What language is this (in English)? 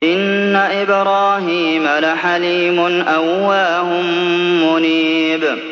Arabic